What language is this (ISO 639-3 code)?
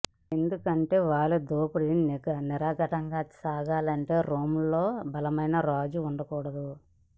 tel